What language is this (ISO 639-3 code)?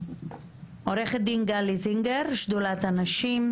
heb